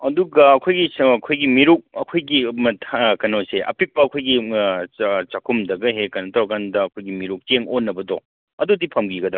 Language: Manipuri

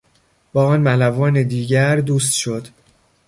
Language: Persian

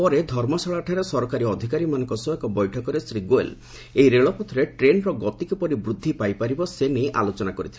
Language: Odia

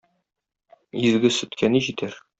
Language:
Tatar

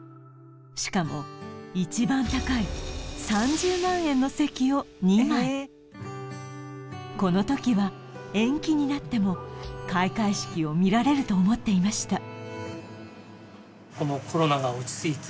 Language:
Japanese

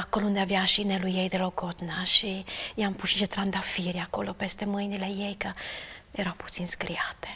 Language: Romanian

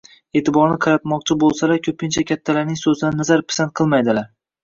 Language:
Uzbek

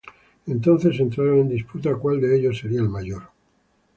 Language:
Spanish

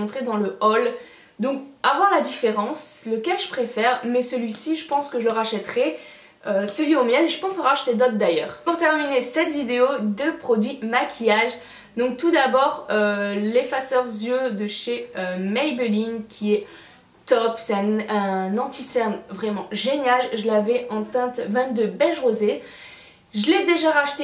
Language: French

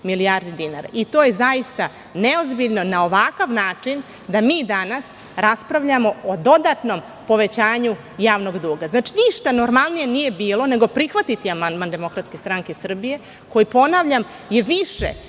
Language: Serbian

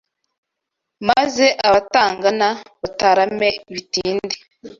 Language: Kinyarwanda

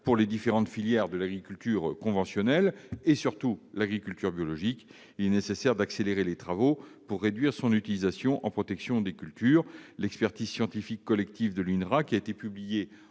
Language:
French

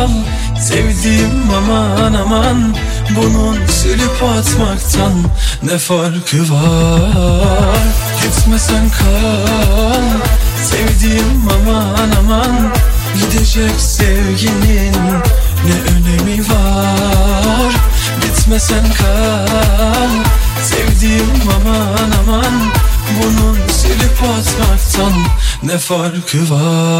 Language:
Turkish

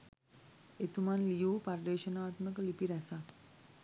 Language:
Sinhala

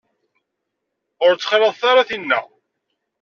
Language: Kabyle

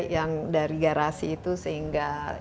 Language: Indonesian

